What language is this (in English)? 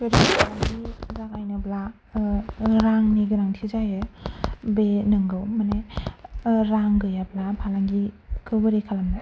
Bodo